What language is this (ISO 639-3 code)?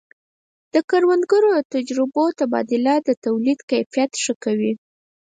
pus